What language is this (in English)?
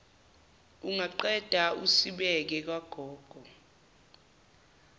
Zulu